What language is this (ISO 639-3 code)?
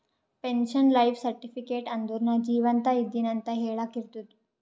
kan